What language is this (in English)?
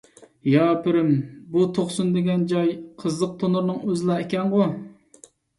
Uyghur